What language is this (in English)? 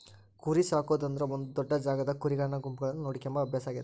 Kannada